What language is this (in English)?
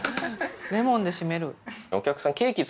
Japanese